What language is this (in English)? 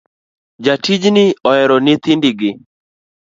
Luo (Kenya and Tanzania)